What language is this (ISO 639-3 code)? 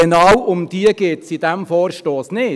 gsw